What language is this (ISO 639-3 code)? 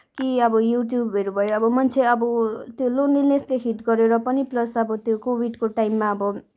nep